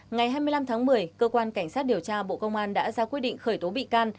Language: Vietnamese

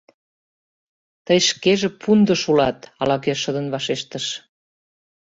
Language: Mari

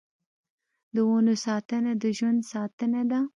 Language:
Pashto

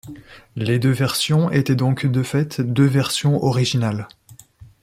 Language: French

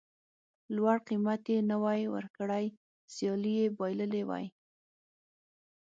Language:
Pashto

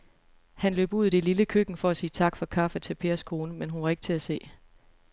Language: Danish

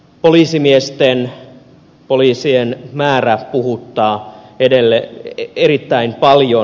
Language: Finnish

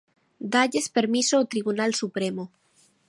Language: Galician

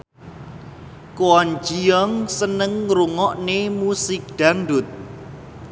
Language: Javanese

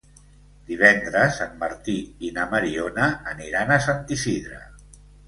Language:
Catalan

